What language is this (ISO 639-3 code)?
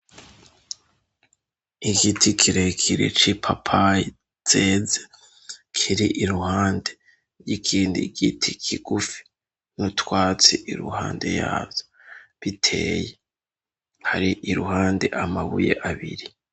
run